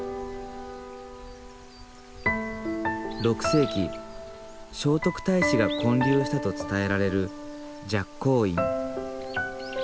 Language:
Japanese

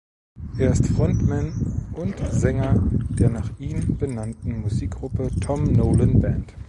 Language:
German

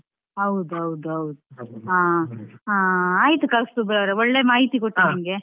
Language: Kannada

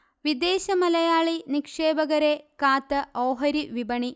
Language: Malayalam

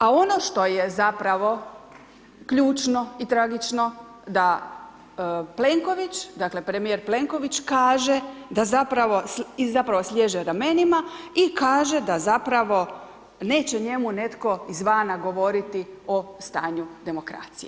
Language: Croatian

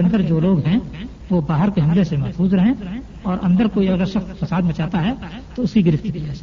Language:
Urdu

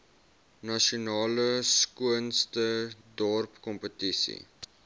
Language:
Afrikaans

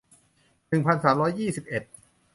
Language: Thai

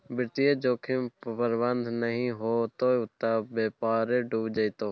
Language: Maithili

